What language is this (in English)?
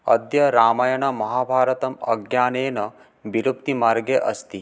Sanskrit